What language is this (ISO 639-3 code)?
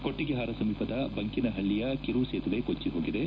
kan